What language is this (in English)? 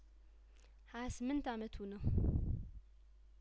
Amharic